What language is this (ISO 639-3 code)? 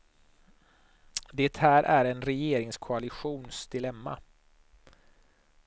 swe